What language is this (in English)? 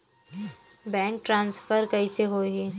Chhattisgarhi